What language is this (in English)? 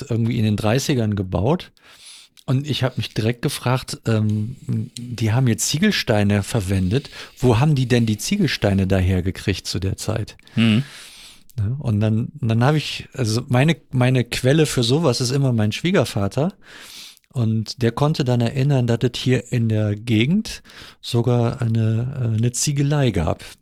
German